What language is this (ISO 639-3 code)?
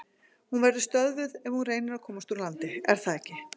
isl